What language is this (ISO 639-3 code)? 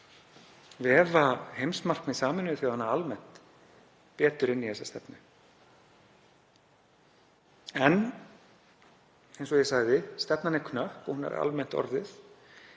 isl